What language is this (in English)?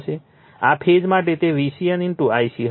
Gujarati